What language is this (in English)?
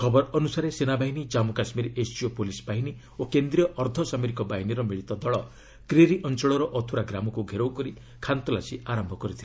Odia